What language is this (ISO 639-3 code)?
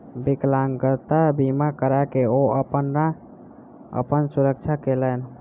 mai